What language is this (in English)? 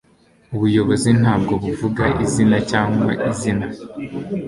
Kinyarwanda